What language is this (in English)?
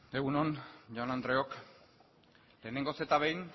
Basque